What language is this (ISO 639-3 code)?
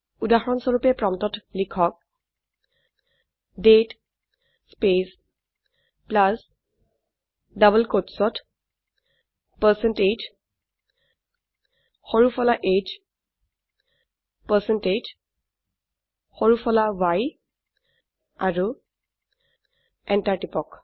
asm